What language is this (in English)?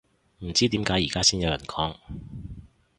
Cantonese